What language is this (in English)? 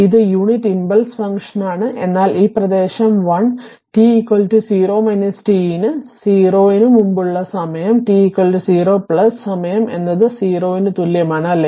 Malayalam